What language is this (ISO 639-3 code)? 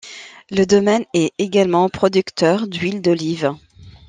fra